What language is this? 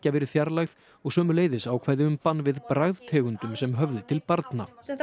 Icelandic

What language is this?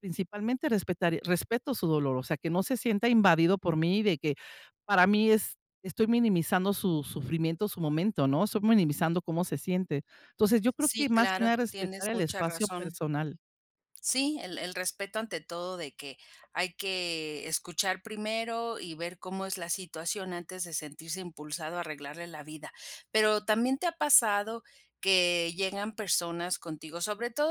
Spanish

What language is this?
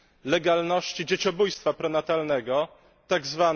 Polish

